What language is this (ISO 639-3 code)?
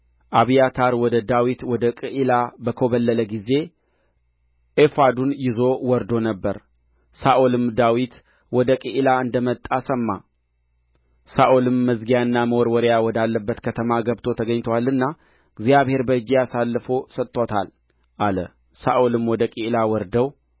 amh